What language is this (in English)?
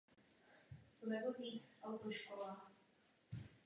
Czech